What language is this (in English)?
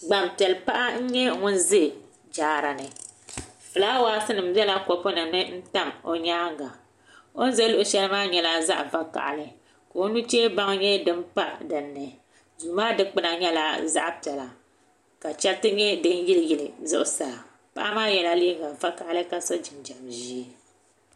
Dagbani